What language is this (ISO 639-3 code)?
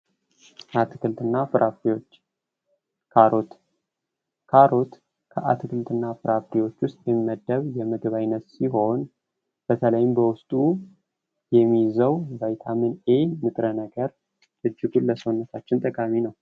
amh